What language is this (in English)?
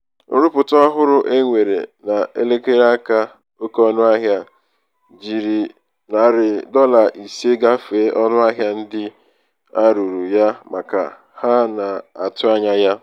Igbo